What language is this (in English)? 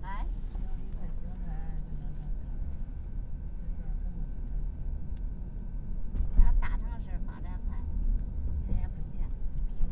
Chinese